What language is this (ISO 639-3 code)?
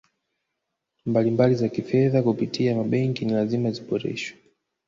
swa